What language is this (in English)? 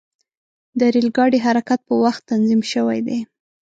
Pashto